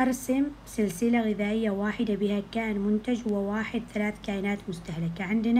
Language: Arabic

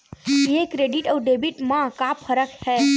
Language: Chhattisgarhi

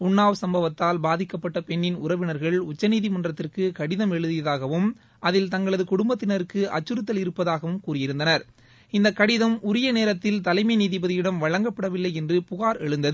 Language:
Tamil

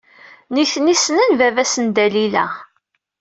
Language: Kabyle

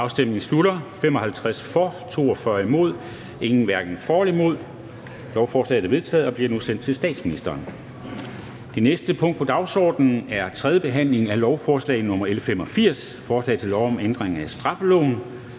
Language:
Danish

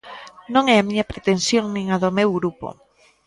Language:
Galician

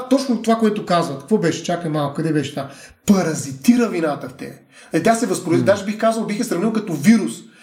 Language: Bulgarian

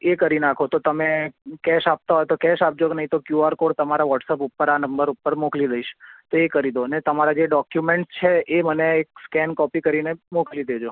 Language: Gujarati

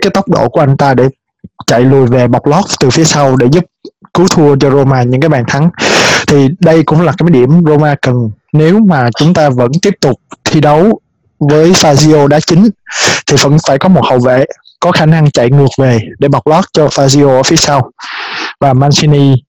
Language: Vietnamese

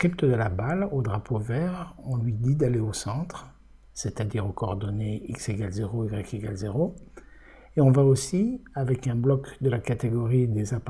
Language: French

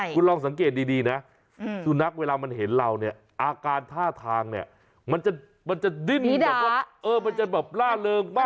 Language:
Thai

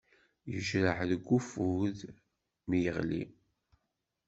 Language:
Kabyle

